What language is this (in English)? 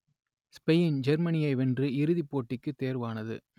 Tamil